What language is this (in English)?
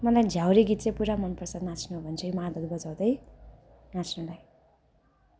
Nepali